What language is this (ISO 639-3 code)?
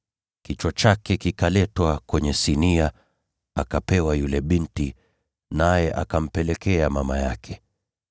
swa